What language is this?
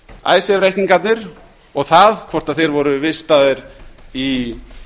Icelandic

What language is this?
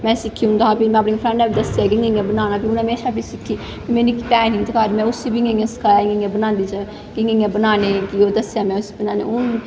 Dogri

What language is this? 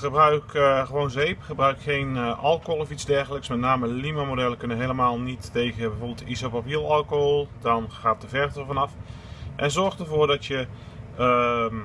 Dutch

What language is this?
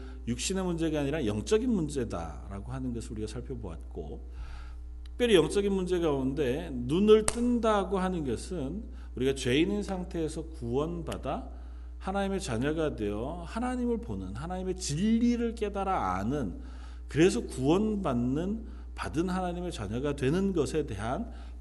Korean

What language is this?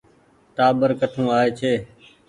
Goaria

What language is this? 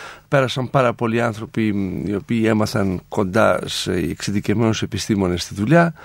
Greek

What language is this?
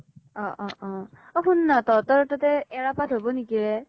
Assamese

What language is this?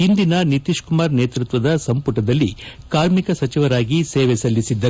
Kannada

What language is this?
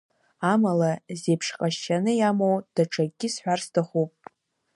Abkhazian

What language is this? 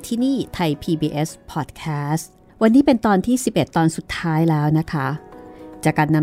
Thai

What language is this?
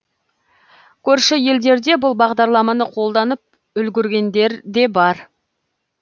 Kazakh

